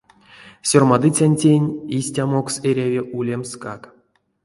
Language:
Erzya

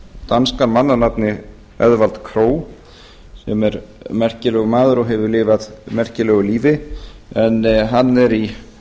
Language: Icelandic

